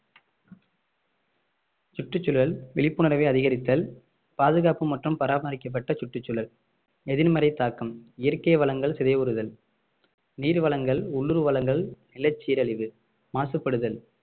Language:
Tamil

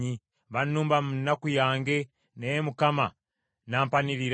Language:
Ganda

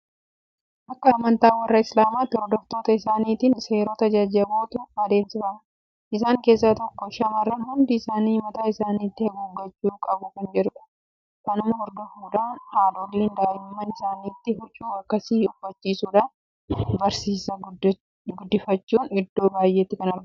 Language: Oromo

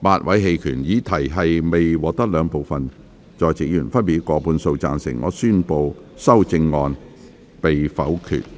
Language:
Cantonese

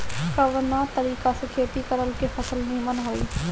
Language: Bhojpuri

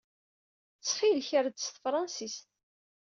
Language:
Kabyle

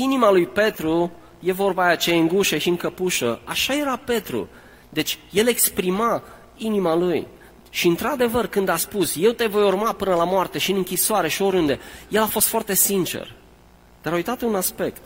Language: Romanian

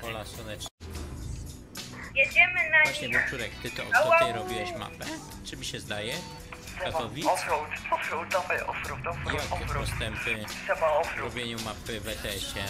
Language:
Polish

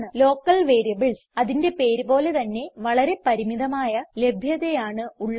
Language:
Malayalam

